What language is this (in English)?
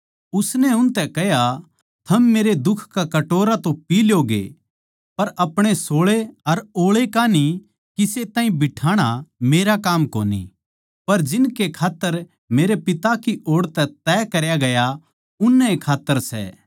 Haryanvi